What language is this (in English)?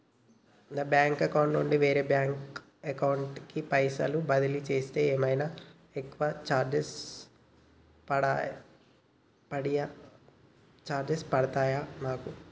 Telugu